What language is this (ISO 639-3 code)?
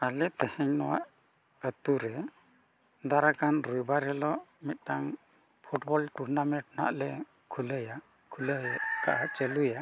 sat